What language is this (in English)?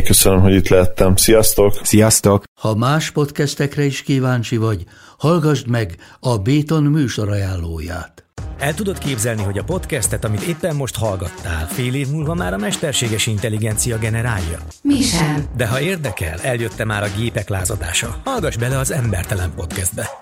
Hungarian